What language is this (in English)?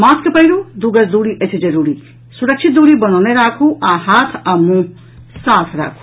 Maithili